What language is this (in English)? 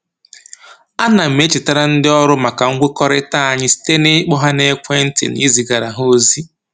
Igbo